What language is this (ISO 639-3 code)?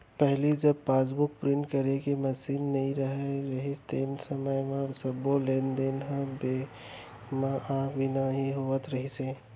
hne